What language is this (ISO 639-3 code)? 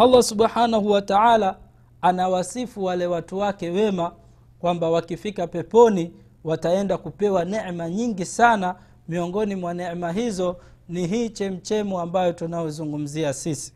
swa